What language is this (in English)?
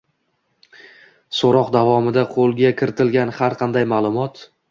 Uzbek